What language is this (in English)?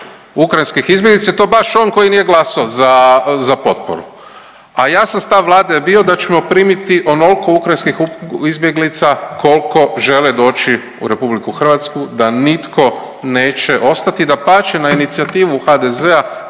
Croatian